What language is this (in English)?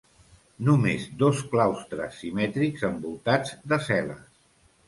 Catalan